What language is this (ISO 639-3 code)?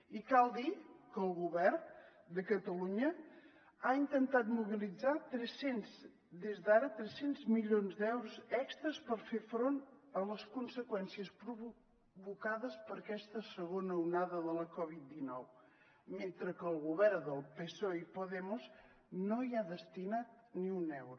cat